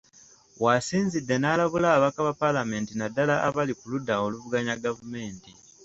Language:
Ganda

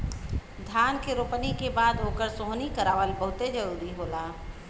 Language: Bhojpuri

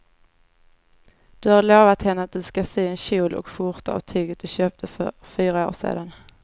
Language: Swedish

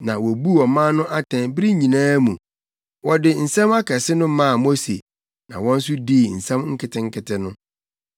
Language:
Akan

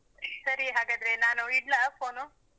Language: Kannada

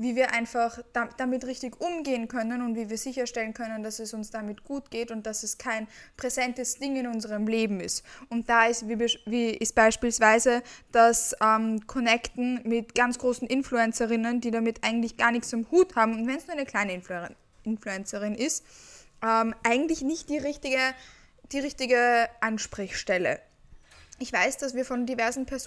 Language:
German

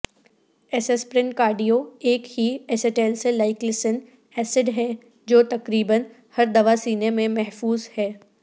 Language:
Urdu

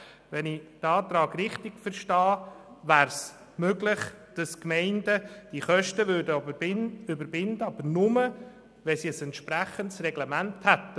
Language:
Swiss German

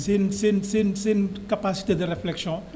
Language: Wolof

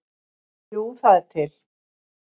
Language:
Icelandic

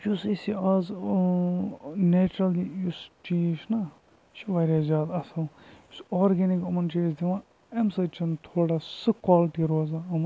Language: Kashmiri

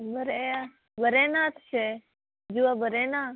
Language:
Konkani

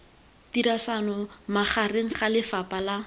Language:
Tswana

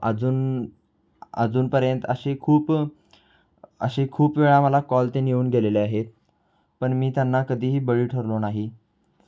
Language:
Marathi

